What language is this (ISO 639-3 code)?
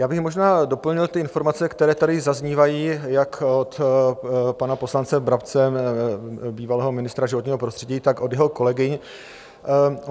ces